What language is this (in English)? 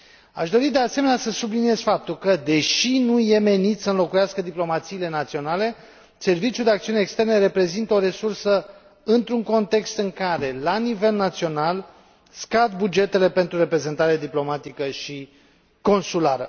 Romanian